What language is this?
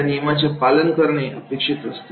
Marathi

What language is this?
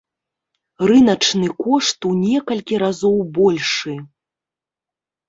Belarusian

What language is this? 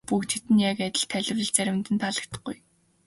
Mongolian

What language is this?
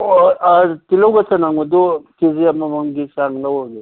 Manipuri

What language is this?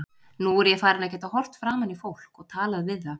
Icelandic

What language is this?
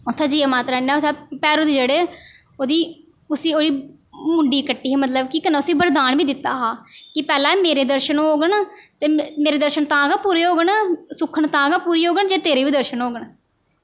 Dogri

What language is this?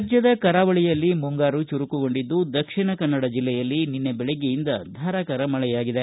Kannada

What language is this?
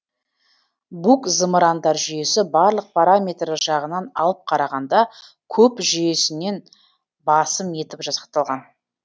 Kazakh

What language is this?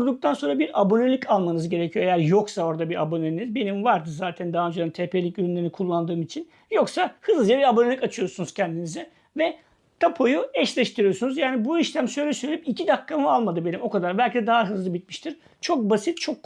Turkish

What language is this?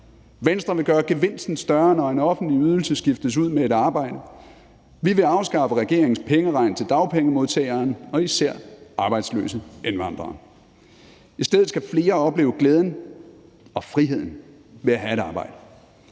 Danish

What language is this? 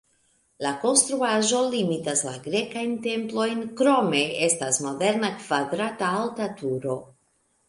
Esperanto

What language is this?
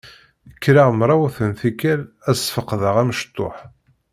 Kabyle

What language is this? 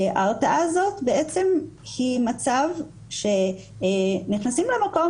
Hebrew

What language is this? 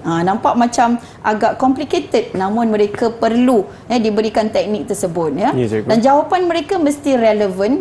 Malay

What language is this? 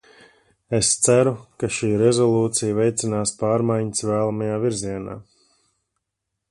Latvian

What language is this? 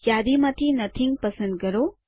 Gujarati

